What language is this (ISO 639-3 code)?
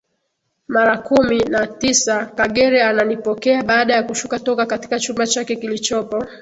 swa